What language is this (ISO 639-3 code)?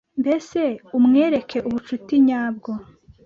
kin